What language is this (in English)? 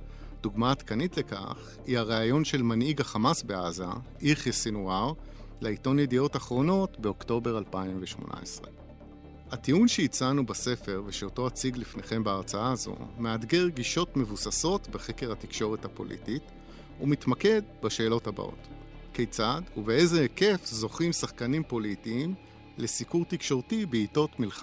Hebrew